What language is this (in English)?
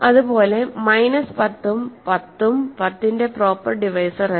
Malayalam